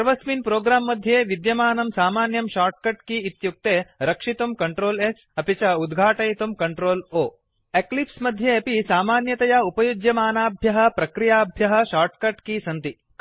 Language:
Sanskrit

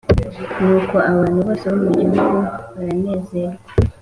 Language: Kinyarwanda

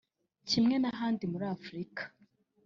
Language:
Kinyarwanda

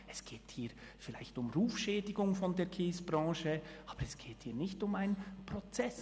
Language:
Swiss German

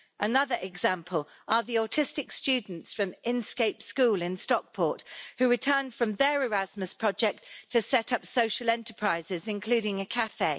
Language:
English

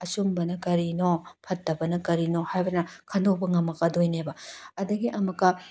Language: Manipuri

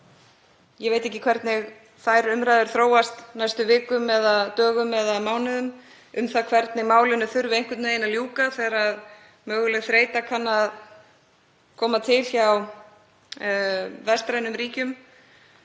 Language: Icelandic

